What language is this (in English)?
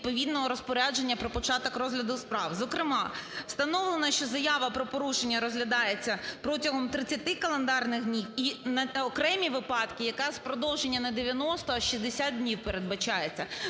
Ukrainian